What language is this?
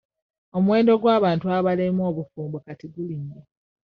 Ganda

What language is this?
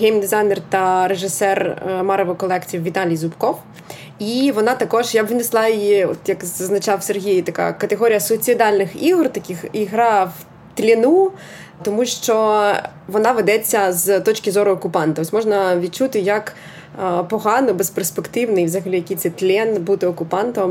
Ukrainian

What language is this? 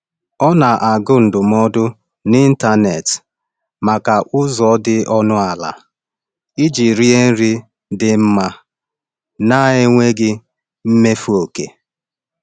Igbo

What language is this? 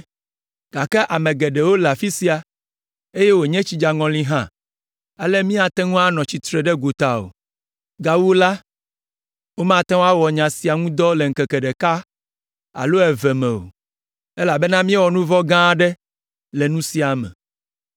Ewe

